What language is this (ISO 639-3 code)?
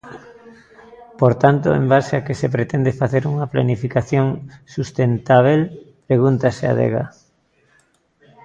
glg